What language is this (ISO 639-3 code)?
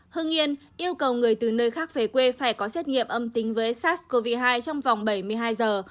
vie